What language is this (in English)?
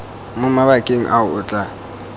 Tswana